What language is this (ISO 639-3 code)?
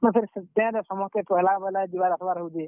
ori